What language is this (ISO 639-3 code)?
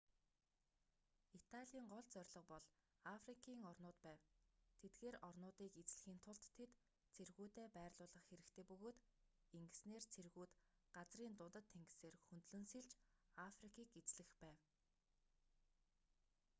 mon